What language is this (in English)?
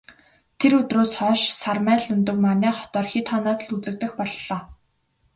Mongolian